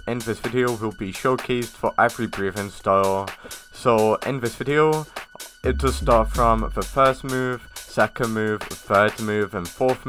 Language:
English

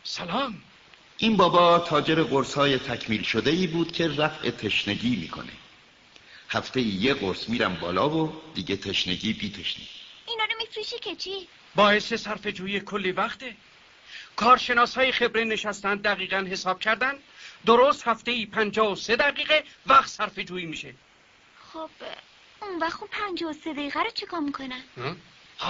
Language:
Persian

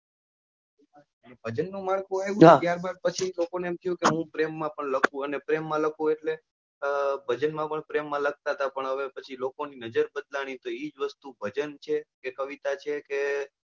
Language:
Gujarati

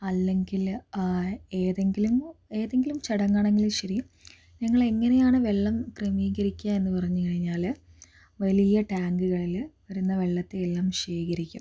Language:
Malayalam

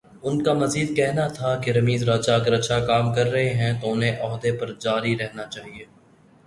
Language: Urdu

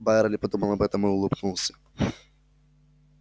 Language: Russian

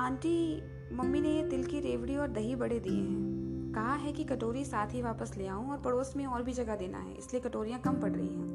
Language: Hindi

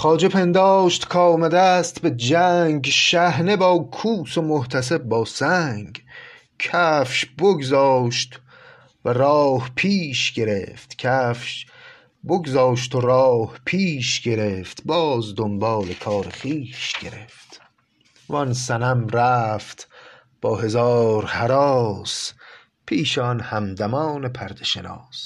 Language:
Persian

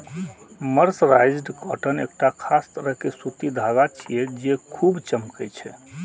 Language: Maithili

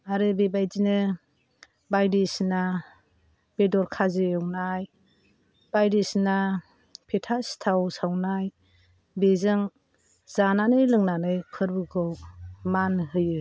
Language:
Bodo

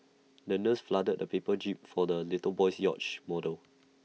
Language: English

